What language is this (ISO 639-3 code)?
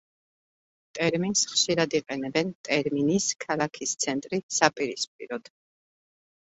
kat